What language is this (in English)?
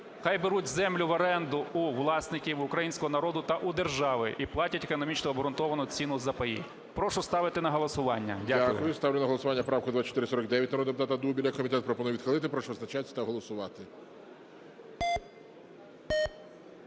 Ukrainian